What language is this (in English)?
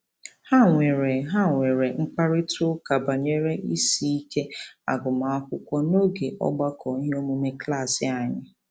Igbo